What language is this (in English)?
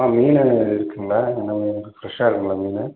Tamil